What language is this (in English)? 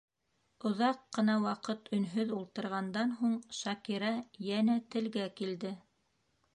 Bashkir